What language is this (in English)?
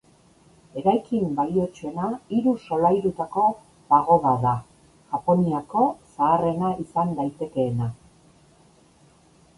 Basque